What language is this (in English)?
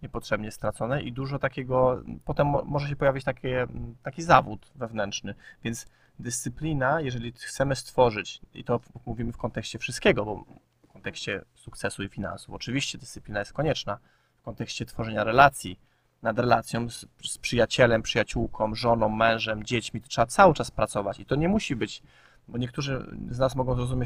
Polish